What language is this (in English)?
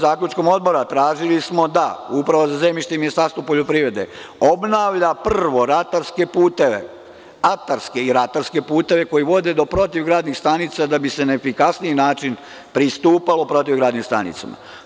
Serbian